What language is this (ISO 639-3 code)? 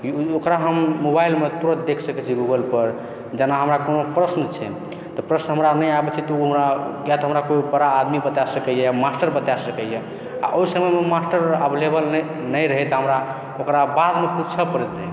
mai